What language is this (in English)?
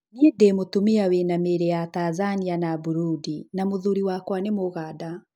Kikuyu